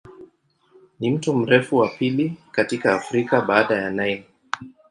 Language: Swahili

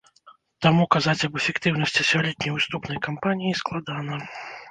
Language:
Belarusian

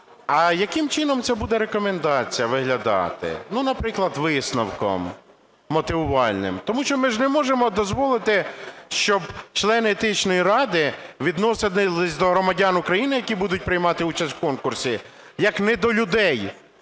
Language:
Ukrainian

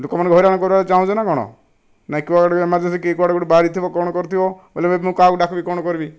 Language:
Odia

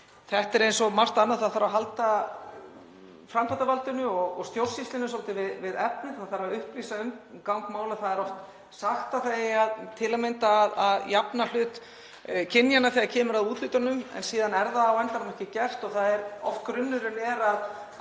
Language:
Icelandic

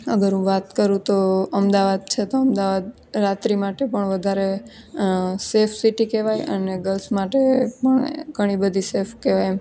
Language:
Gujarati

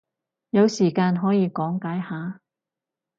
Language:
Cantonese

